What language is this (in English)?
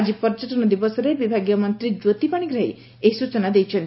Odia